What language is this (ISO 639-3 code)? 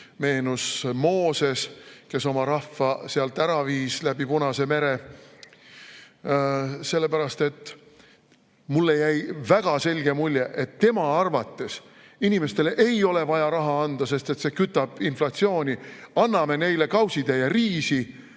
est